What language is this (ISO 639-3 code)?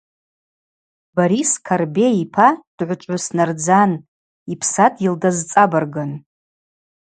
abq